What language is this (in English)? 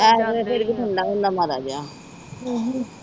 Punjabi